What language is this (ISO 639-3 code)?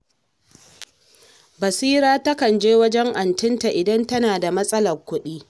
hau